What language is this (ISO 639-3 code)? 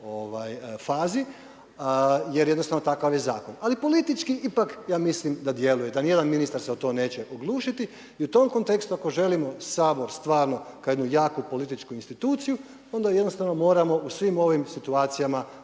hrv